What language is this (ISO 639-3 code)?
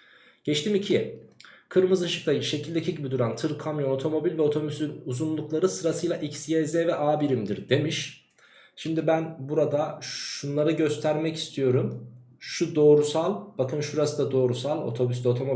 tur